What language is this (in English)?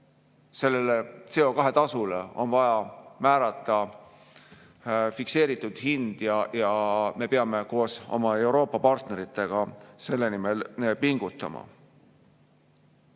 Estonian